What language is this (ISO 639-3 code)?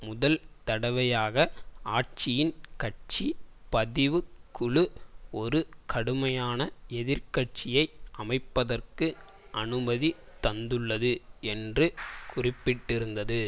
tam